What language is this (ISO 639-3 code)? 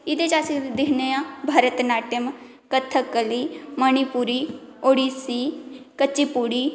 doi